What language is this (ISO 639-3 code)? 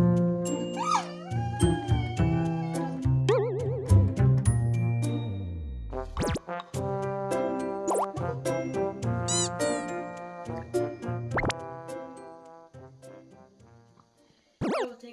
kor